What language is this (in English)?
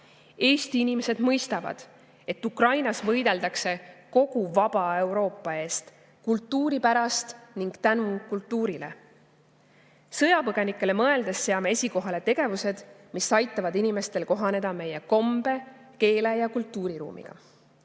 Estonian